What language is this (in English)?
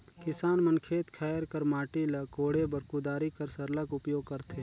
Chhattisgarhi